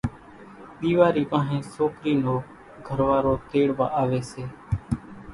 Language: Kachi Koli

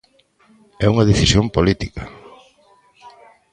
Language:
Galician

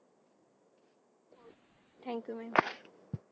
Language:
Marathi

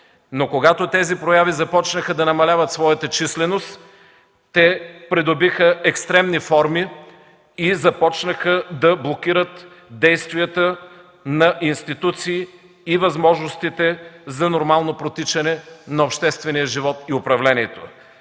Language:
Bulgarian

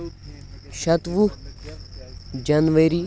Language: Kashmiri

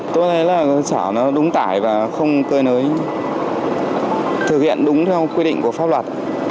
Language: Vietnamese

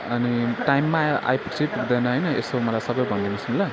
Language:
Nepali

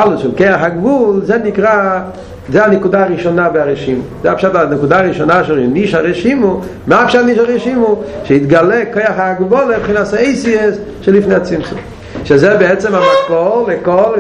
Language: Hebrew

